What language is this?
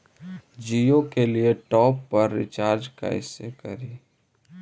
Magahi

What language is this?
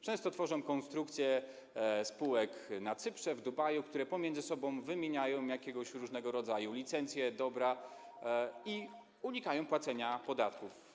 Polish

